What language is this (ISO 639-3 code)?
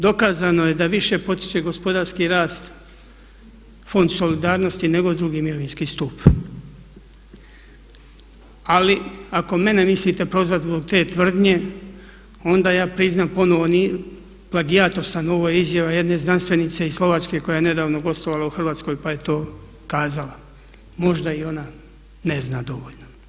hrv